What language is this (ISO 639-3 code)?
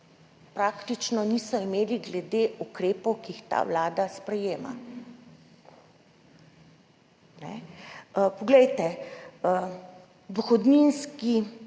slv